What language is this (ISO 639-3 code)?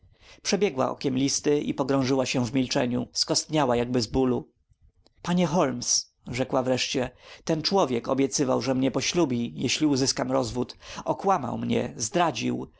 pol